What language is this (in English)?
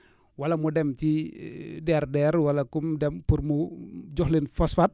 Wolof